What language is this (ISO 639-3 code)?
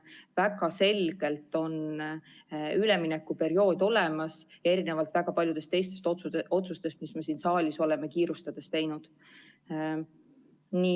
est